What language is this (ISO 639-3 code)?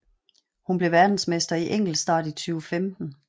dan